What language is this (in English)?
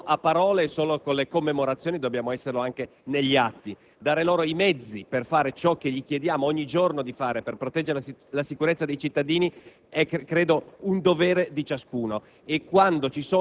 Italian